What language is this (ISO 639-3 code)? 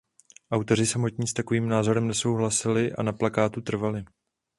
ces